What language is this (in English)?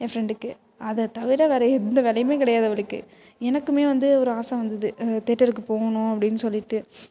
Tamil